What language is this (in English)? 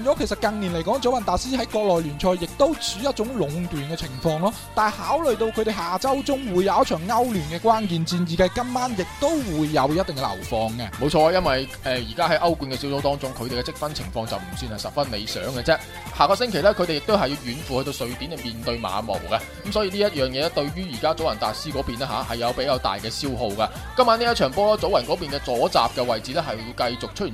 Chinese